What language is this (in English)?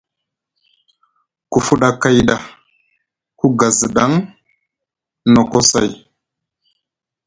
Musgu